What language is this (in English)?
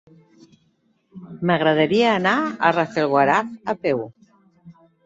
Catalan